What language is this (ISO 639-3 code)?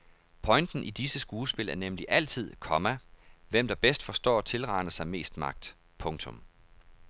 dan